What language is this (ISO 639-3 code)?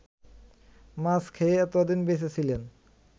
ben